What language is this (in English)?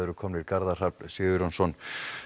Icelandic